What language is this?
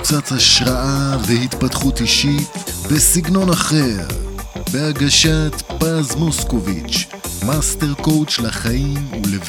Hebrew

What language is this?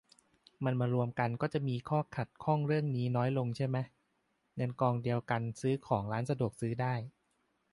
Thai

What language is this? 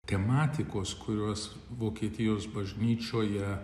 Lithuanian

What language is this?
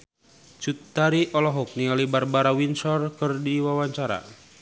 Sundanese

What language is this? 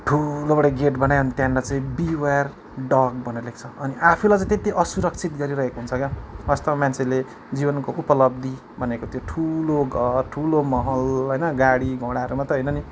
Nepali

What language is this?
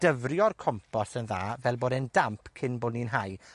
Welsh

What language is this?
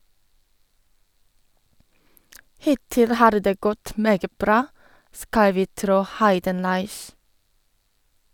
Norwegian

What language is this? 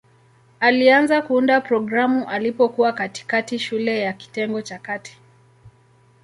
Swahili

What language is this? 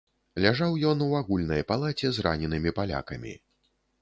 Belarusian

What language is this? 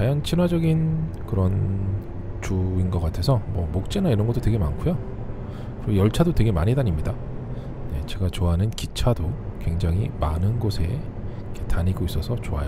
Korean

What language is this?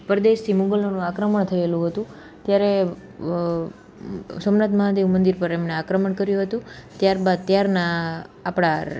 Gujarati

